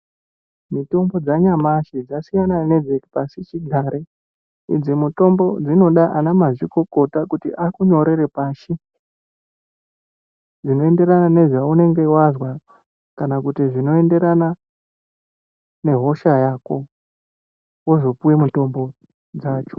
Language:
Ndau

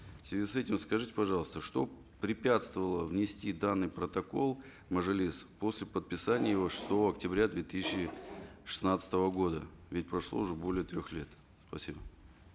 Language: Kazakh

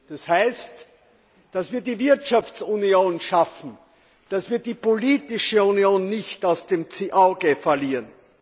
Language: German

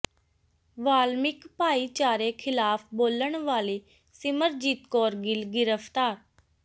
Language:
Punjabi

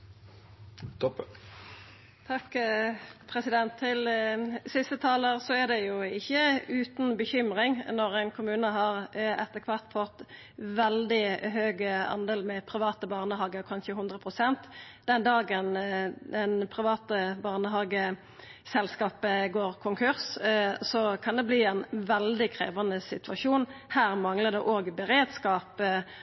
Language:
Norwegian Nynorsk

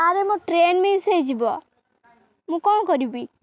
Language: Odia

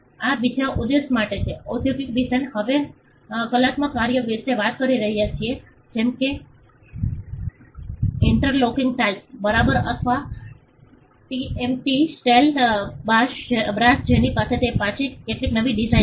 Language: Gujarati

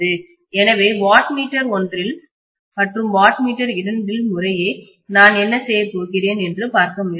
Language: Tamil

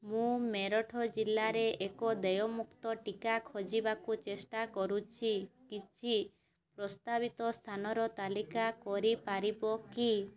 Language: Odia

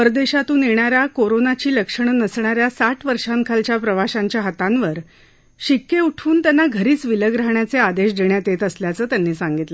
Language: Marathi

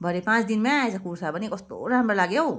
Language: Nepali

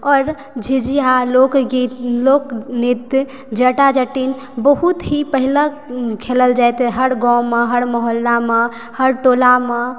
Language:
Maithili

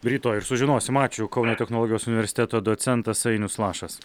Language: Lithuanian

